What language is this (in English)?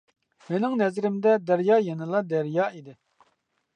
Uyghur